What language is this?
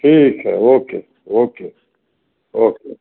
Hindi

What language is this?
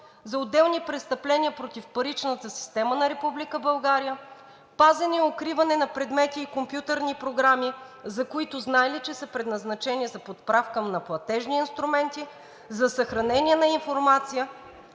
Bulgarian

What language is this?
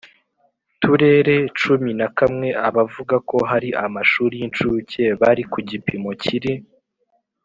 Kinyarwanda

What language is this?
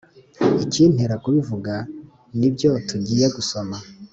Kinyarwanda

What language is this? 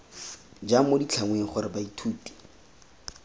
Tswana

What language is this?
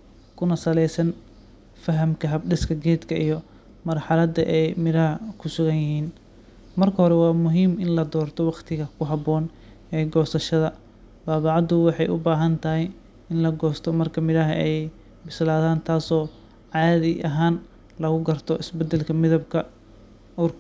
Somali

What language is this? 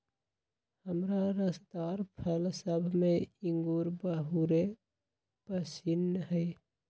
Magahi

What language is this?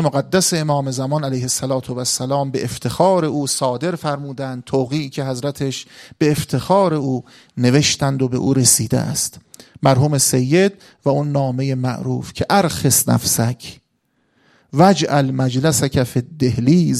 Persian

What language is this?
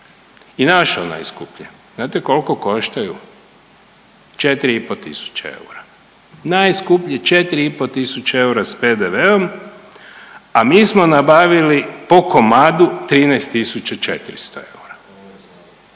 Croatian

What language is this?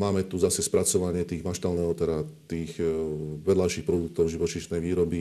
Slovak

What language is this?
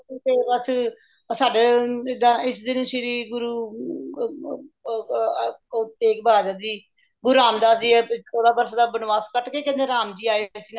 Punjabi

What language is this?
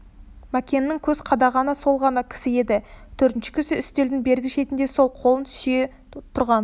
Kazakh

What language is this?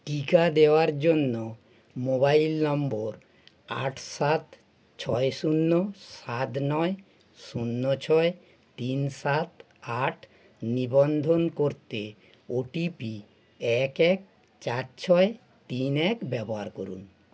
Bangla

